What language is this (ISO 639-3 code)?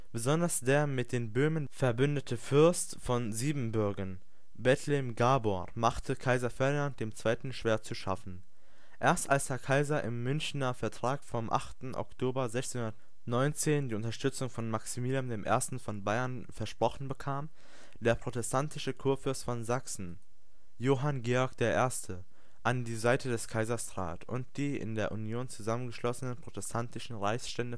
deu